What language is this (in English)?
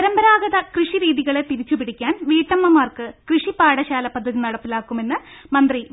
Malayalam